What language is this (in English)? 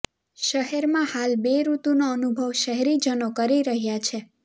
Gujarati